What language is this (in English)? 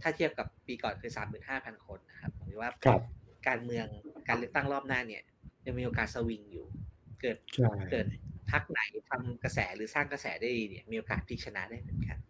Thai